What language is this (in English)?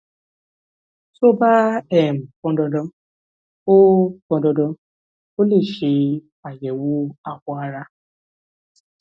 Yoruba